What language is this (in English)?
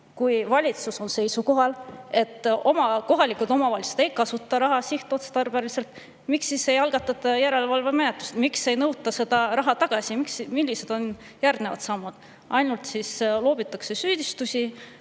Estonian